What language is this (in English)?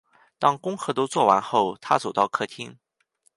Chinese